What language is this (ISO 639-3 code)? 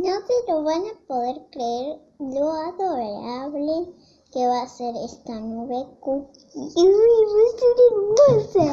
spa